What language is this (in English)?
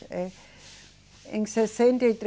Portuguese